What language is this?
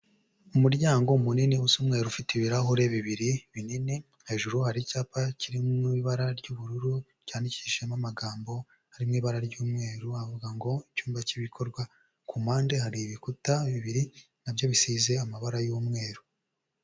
Kinyarwanda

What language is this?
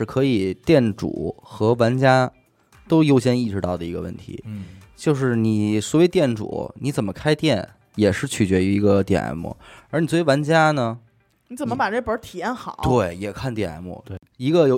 Chinese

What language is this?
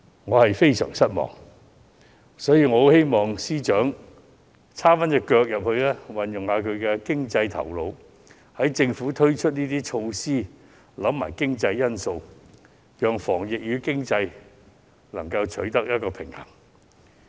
Cantonese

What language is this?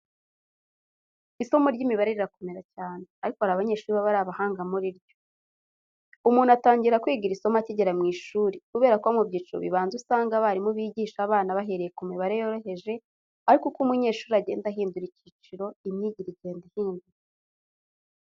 Kinyarwanda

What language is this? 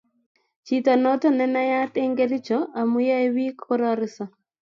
Kalenjin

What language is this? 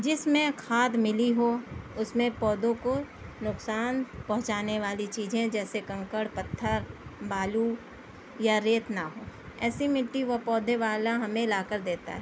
Urdu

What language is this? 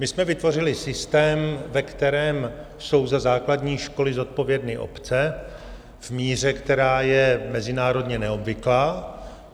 Czech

